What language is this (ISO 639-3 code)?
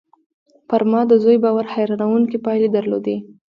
pus